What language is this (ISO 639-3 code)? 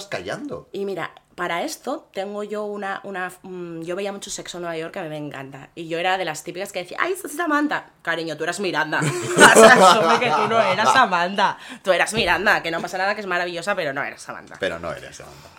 spa